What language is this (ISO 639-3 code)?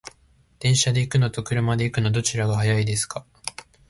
jpn